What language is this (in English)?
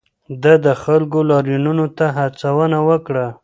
Pashto